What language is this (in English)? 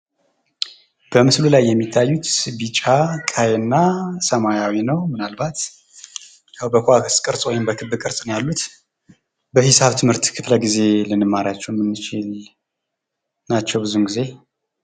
Amharic